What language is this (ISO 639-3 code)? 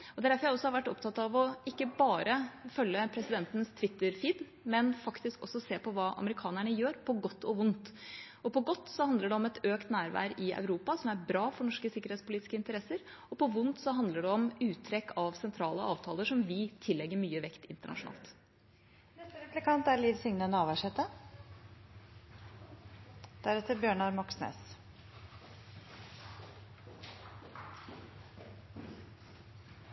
nor